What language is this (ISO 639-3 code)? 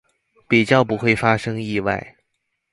zho